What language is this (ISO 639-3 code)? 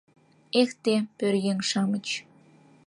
chm